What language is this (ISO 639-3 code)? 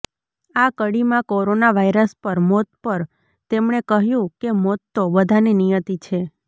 guj